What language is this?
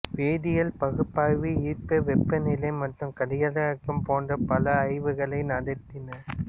Tamil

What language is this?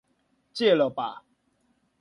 Chinese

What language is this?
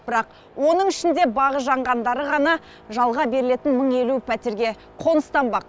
Kazakh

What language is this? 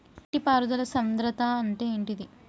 Telugu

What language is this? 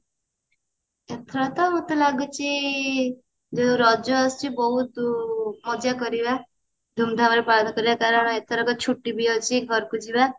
Odia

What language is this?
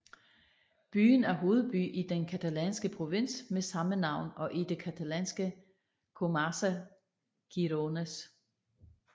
Danish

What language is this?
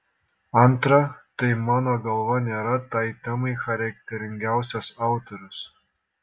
Lithuanian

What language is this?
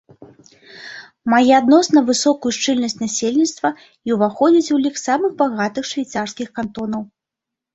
Belarusian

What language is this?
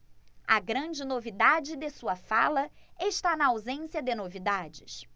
Portuguese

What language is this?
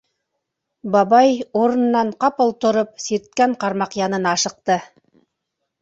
Bashkir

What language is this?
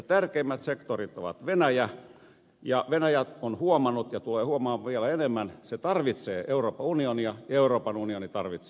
Finnish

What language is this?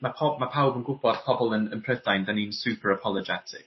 Welsh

